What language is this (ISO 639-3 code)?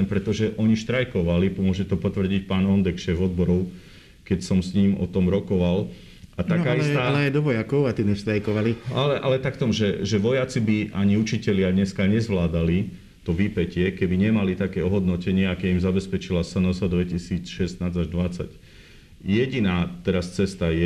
slk